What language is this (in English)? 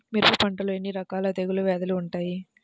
Telugu